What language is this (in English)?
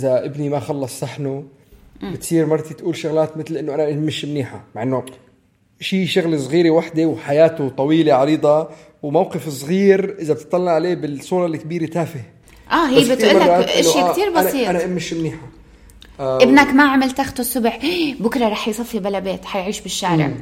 Arabic